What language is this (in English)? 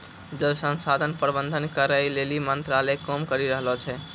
Maithili